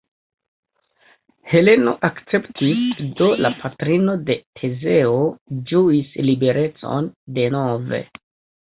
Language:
Esperanto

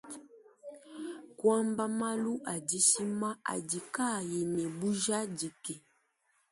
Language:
Luba-Lulua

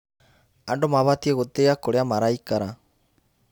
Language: Kikuyu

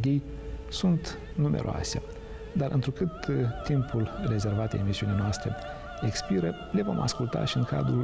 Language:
Romanian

